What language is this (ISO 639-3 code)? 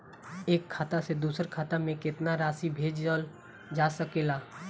bho